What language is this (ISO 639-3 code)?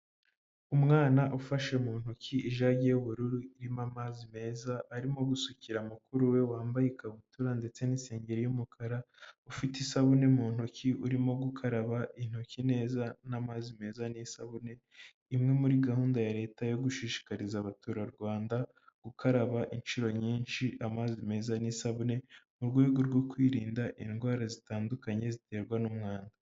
kin